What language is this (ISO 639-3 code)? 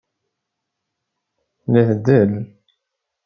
kab